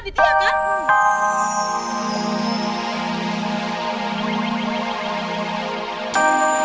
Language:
Indonesian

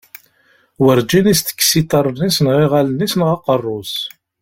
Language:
Kabyle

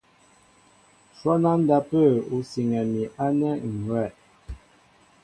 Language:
Mbo (Cameroon)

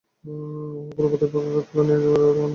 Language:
Bangla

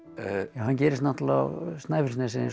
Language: Icelandic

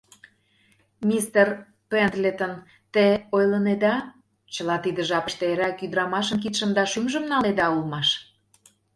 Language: Mari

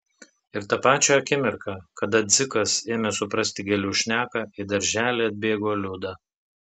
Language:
Lithuanian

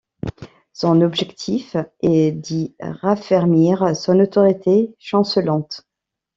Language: French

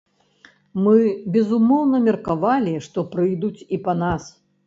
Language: Belarusian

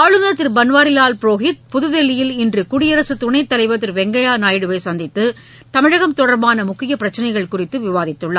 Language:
Tamil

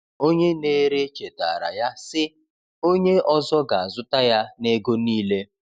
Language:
Igbo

